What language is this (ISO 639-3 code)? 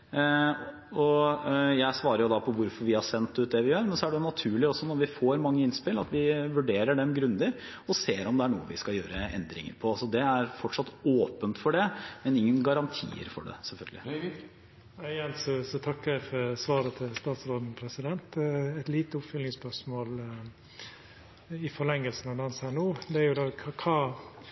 nor